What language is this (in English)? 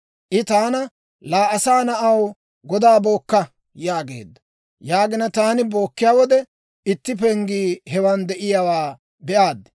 Dawro